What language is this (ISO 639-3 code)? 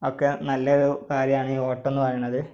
mal